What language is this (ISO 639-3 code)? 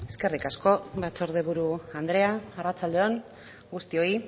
eus